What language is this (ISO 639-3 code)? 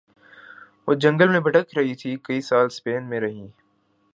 urd